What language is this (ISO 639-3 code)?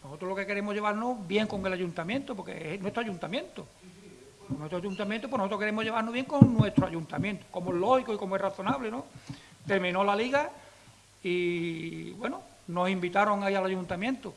spa